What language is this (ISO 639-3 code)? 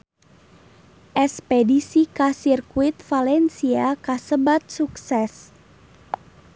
sun